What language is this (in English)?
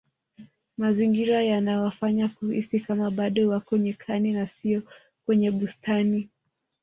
Swahili